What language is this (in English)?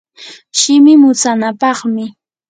Yanahuanca Pasco Quechua